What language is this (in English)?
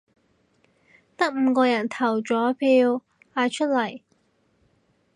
Cantonese